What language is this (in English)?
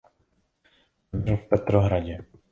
Czech